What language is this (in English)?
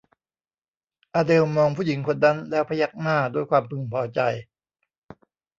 Thai